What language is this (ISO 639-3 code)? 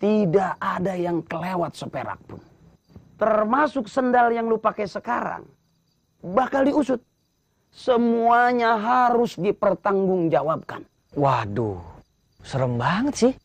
ind